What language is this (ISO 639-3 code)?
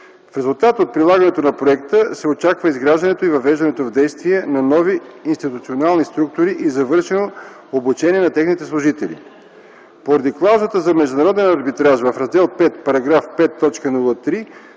bul